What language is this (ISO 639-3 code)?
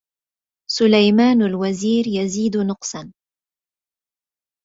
ara